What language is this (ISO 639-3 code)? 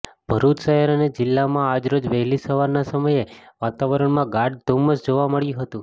guj